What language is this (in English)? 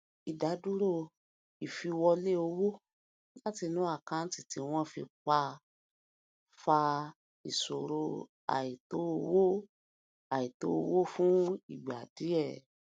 Yoruba